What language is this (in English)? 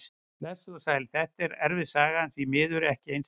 Icelandic